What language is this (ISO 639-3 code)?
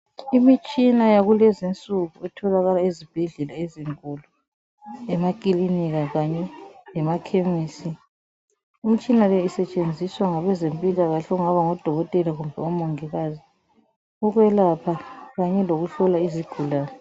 nde